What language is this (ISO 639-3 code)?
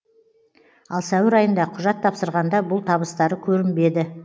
kaz